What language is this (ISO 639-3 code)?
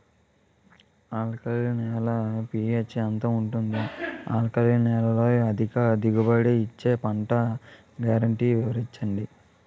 tel